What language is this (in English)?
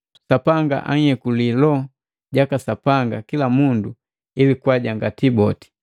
Matengo